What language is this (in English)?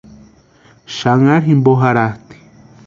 Western Highland Purepecha